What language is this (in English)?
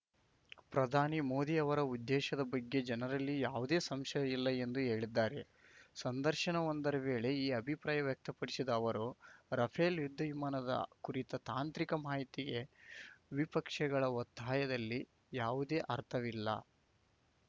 Kannada